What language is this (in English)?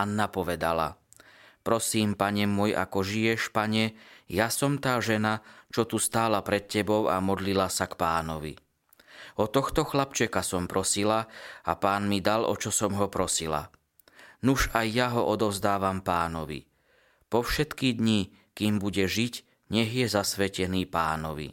Slovak